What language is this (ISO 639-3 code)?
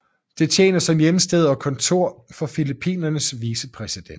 dan